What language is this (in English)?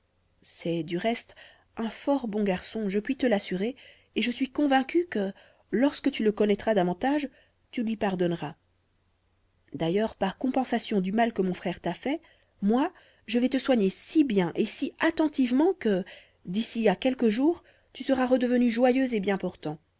French